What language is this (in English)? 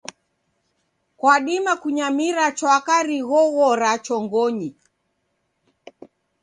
Taita